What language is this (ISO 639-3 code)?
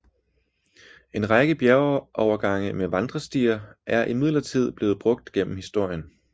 dan